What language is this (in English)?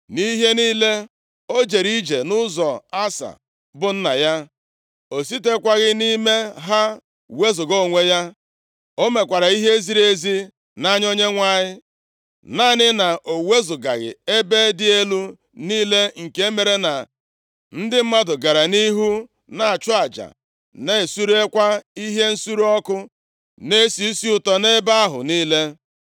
Igbo